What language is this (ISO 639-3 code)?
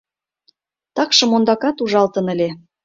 chm